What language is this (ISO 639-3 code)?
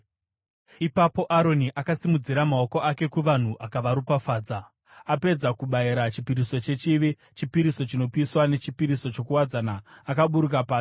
sna